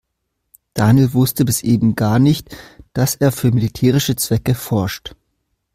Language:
German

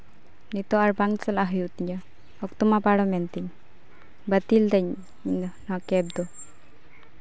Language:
Santali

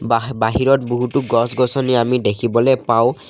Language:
Assamese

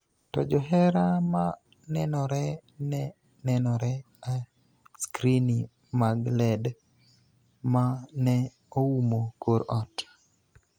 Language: Luo (Kenya and Tanzania)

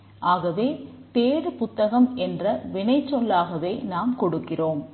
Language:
Tamil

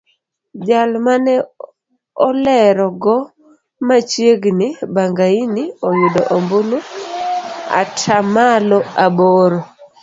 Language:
Luo (Kenya and Tanzania)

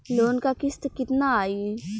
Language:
Bhojpuri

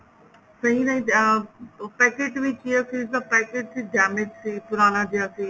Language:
Punjabi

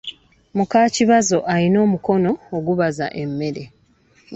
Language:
Ganda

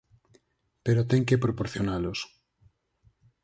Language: Galician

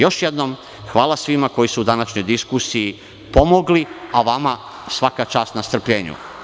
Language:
Serbian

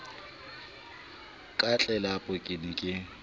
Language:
Southern Sotho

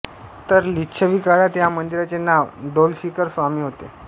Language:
Marathi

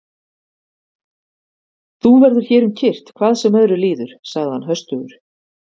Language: Icelandic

